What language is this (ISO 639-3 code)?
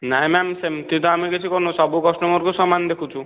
ori